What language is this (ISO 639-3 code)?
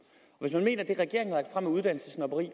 dan